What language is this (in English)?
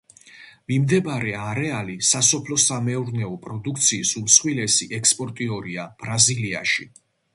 Georgian